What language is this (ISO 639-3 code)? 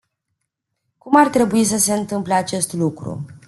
ron